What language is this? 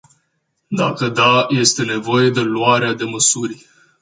Romanian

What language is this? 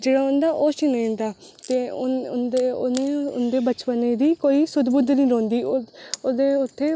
Dogri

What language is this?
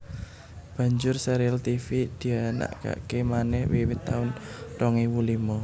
Javanese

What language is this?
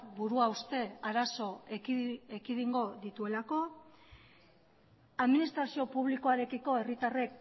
Basque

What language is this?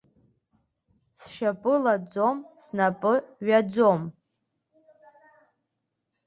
Abkhazian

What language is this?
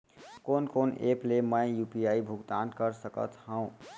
Chhattisgarhi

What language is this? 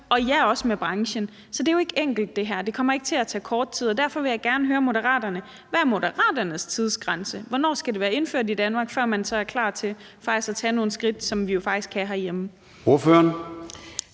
Danish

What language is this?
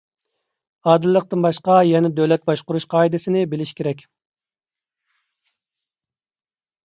Uyghur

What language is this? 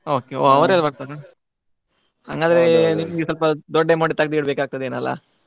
Kannada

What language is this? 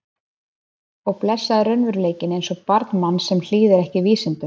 Icelandic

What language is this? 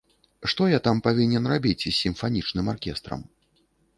Belarusian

